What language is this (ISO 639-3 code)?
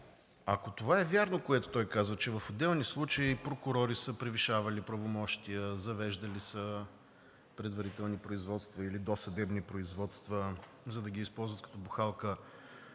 bul